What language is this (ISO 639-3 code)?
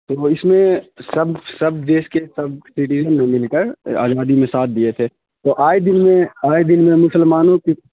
urd